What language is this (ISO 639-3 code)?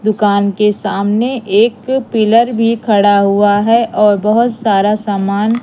hin